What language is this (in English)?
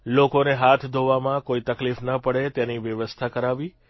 Gujarati